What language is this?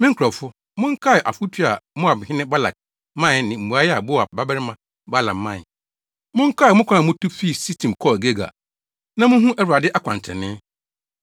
Akan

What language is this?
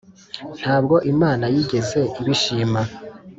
Kinyarwanda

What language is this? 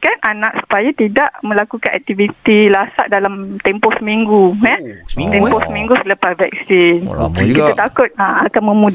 Malay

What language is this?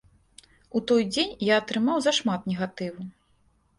Belarusian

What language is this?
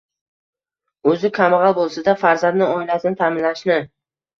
Uzbek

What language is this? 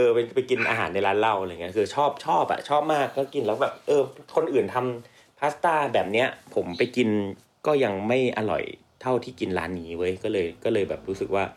Thai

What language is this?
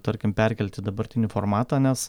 Lithuanian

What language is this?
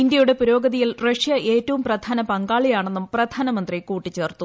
Malayalam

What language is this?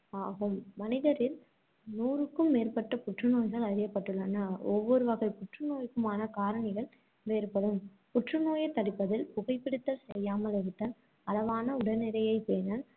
Tamil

